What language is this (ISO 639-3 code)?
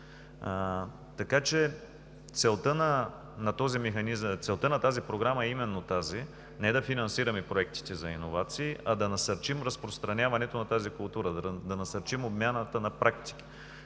bul